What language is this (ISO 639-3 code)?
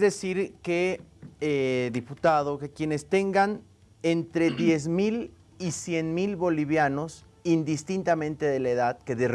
spa